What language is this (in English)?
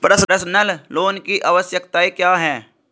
Hindi